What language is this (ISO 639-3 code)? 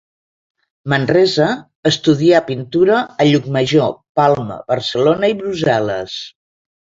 cat